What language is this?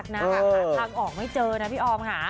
Thai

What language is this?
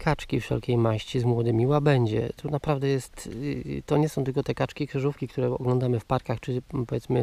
Polish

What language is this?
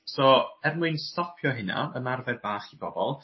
Welsh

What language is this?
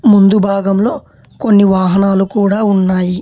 Telugu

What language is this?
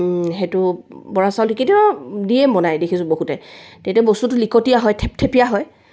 Assamese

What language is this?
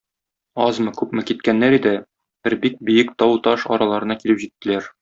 Tatar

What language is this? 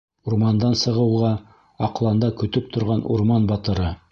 Bashkir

